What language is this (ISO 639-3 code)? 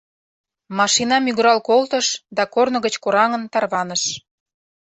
chm